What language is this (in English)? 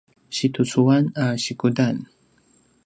Paiwan